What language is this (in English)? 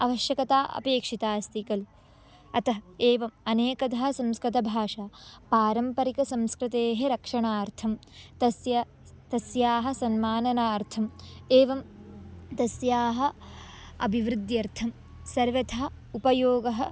Sanskrit